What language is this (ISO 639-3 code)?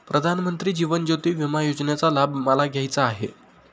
mar